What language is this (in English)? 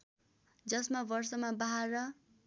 Nepali